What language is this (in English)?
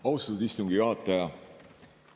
Estonian